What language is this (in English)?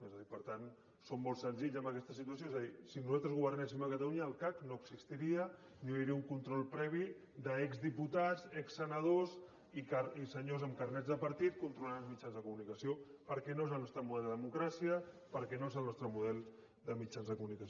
Catalan